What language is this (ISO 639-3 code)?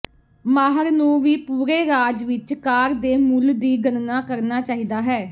pan